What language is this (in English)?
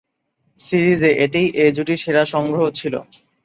Bangla